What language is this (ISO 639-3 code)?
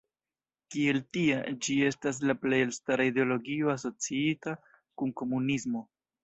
epo